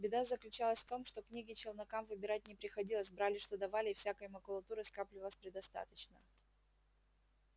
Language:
Russian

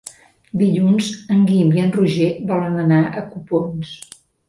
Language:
Catalan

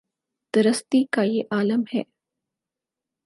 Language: Urdu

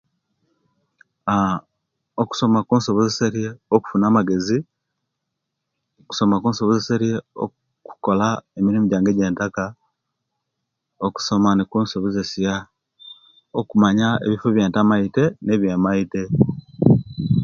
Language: Kenyi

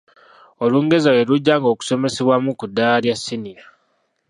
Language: Ganda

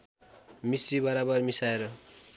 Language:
Nepali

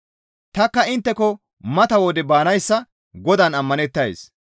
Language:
Gamo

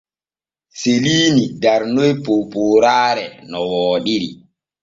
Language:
Borgu Fulfulde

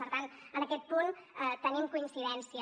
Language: Catalan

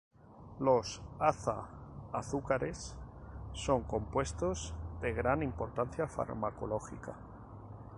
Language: Spanish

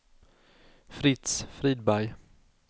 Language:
Swedish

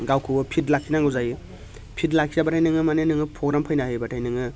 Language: Bodo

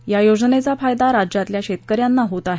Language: Marathi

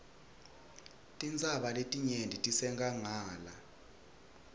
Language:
Swati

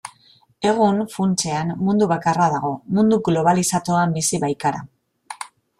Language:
Basque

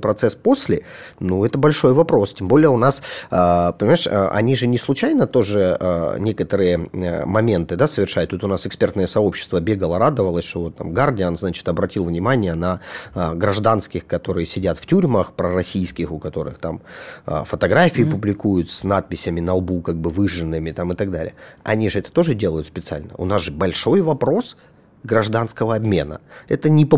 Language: Russian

